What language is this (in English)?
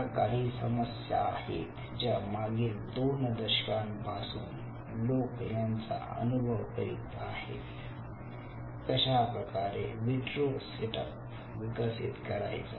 Marathi